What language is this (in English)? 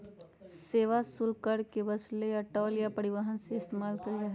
Magahi